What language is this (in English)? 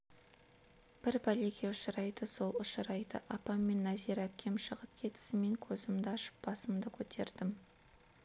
Kazakh